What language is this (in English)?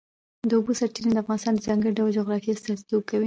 Pashto